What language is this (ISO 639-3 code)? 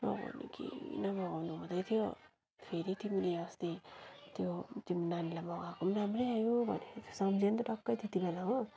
nep